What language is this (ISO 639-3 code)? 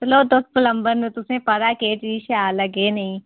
doi